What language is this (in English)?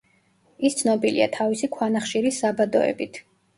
Georgian